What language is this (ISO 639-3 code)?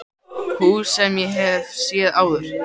isl